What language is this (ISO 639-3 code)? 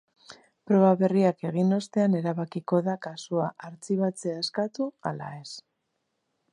eus